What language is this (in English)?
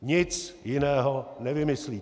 Czech